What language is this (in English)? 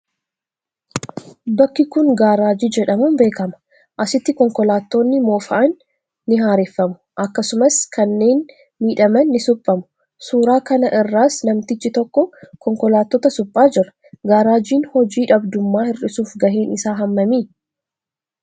Oromo